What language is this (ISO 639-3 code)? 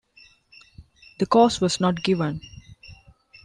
eng